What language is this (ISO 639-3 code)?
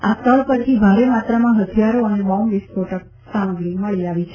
guj